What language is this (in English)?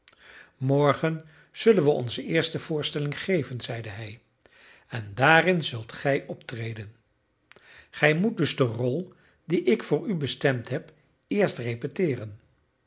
Dutch